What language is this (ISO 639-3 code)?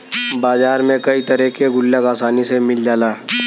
bho